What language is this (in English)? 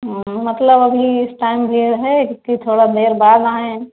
Hindi